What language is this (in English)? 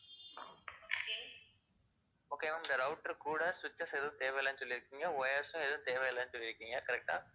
Tamil